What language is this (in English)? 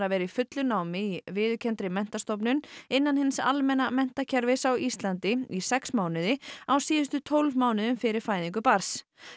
Icelandic